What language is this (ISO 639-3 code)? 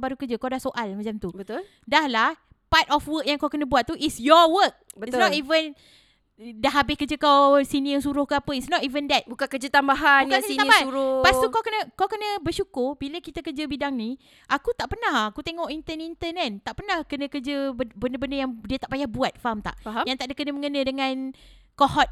msa